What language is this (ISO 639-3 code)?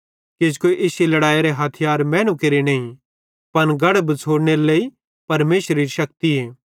bhd